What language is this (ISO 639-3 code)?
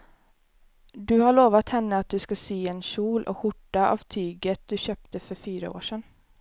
swe